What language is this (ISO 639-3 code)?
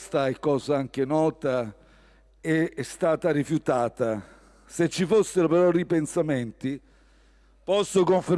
ita